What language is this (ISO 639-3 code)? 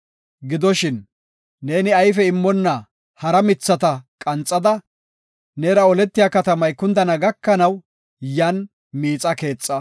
gof